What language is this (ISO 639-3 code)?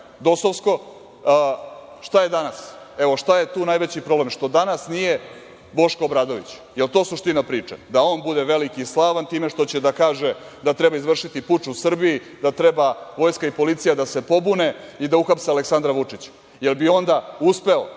srp